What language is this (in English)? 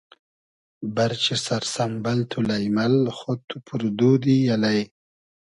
Hazaragi